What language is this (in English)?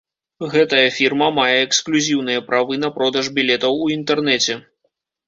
Belarusian